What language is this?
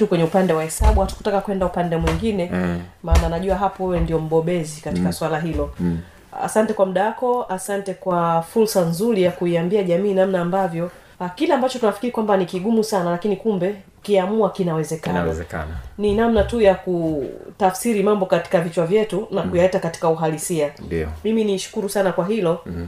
Swahili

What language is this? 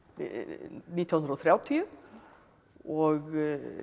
Icelandic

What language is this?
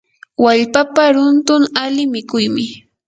Yanahuanca Pasco Quechua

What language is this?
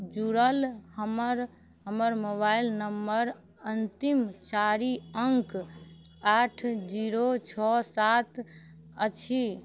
Maithili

